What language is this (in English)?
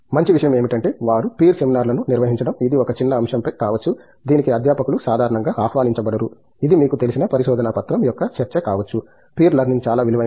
Telugu